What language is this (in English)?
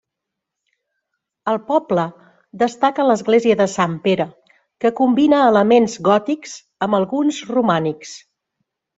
Catalan